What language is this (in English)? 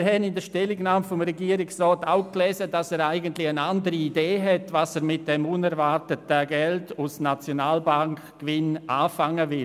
Swiss German